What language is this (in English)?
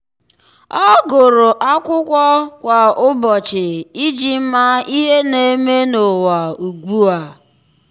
Igbo